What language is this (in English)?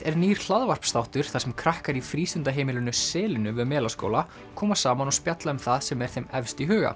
Icelandic